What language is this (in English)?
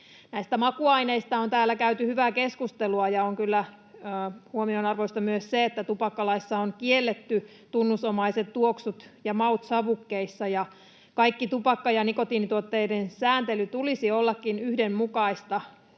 Finnish